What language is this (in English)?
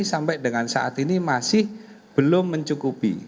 Indonesian